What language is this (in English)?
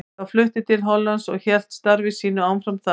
Icelandic